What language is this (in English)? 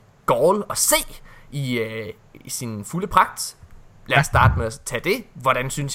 Danish